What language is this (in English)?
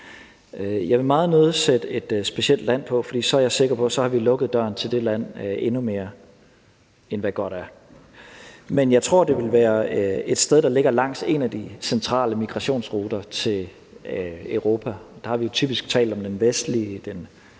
Danish